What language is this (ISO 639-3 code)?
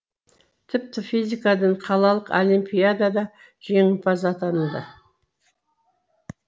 kaz